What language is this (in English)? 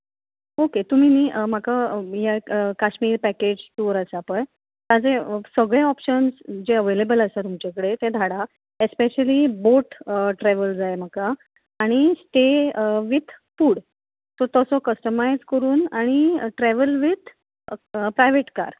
Konkani